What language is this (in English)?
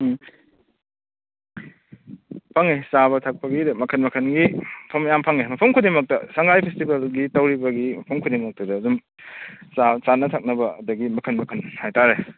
Manipuri